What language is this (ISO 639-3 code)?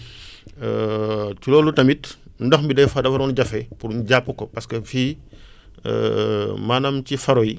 wol